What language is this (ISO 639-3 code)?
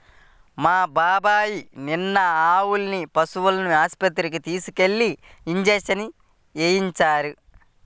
tel